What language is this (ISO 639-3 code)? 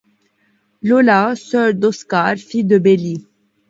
fra